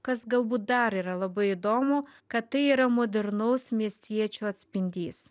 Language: Lithuanian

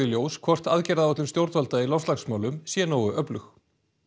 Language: Icelandic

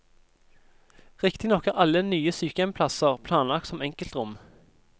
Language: Norwegian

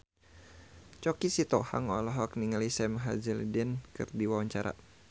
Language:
Sundanese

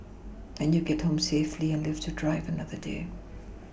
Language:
English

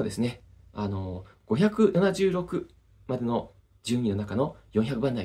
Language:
Japanese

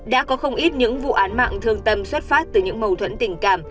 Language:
Vietnamese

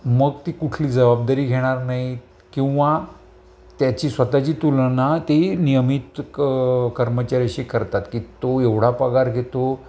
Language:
Marathi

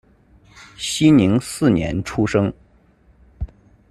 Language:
Chinese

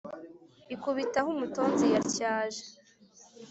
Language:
Kinyarwanda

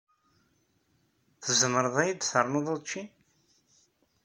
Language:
Kabyle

